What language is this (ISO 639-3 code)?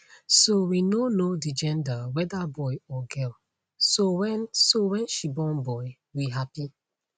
pcm